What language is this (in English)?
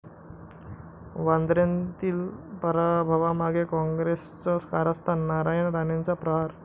Marathi